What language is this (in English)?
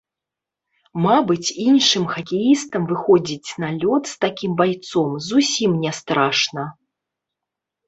Belarusian